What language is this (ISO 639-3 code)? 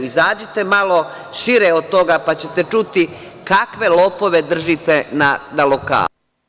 srp